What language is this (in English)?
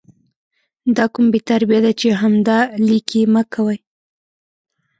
Pashto